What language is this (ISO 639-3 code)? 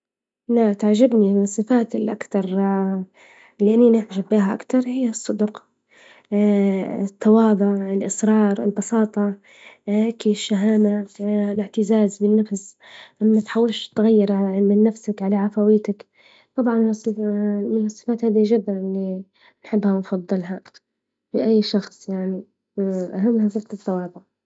ayl